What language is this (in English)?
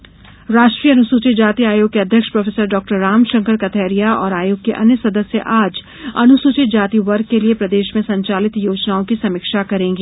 Hindi